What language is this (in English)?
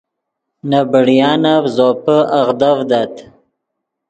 Yidgha